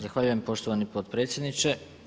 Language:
Croatian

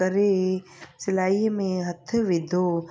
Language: Sindhi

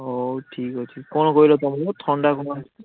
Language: Odia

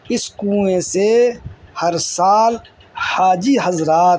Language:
Urdu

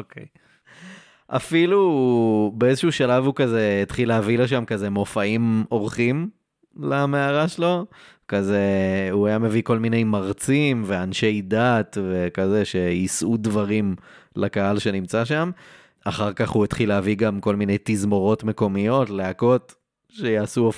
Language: Hebrew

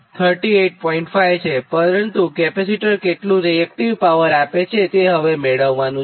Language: Gujarati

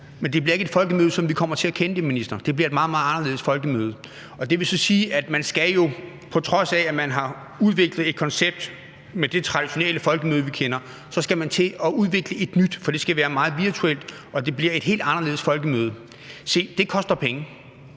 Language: Danish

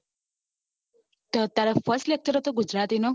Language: Gujarati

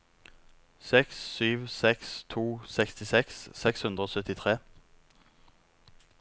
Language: Norwegian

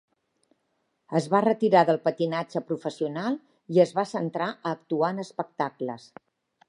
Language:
Catalan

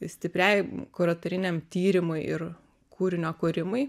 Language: Lithuanian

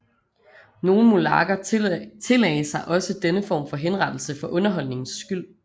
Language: Danish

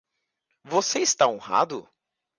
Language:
Portuguese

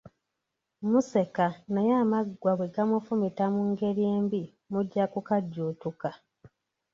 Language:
Ganda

